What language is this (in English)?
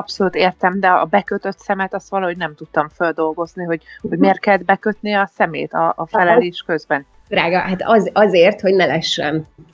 Hungarian